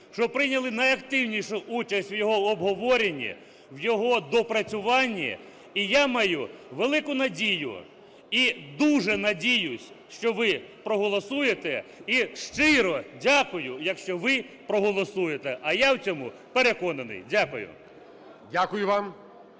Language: Ukrainian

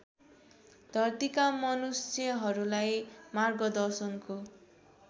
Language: Nepali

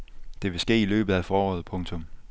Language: Danish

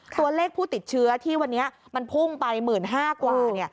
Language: Thai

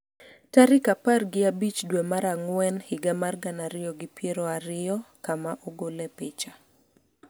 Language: Luo (Kenya and Tanzania)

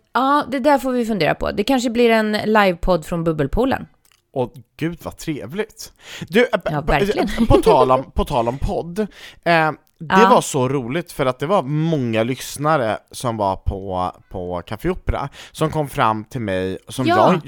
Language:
Swedish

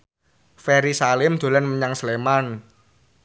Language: Javanese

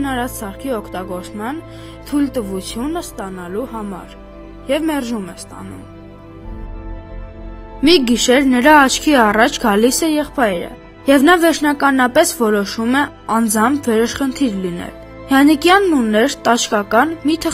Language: Turkish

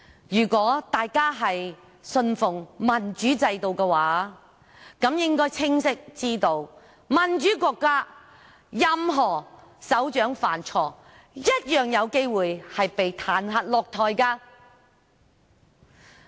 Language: Cantonese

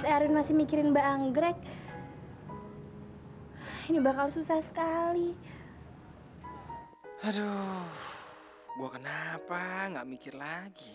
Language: Indonesian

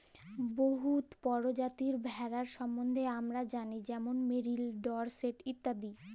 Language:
Bangla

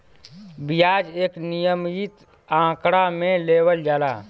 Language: Bhojpuri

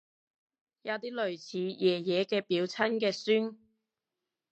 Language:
Cantonese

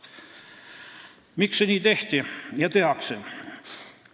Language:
Estonian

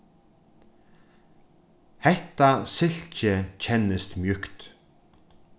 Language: Faroese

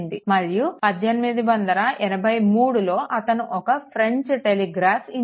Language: Telugu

